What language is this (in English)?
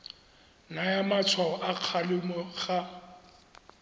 Tswana